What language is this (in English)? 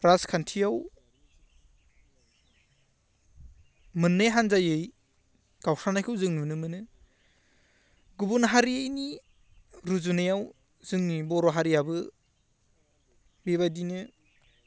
Bodo